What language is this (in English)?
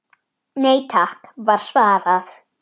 Icelandic